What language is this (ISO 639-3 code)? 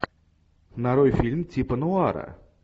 rus